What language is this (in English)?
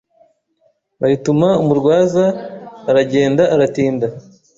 Kinyarwanda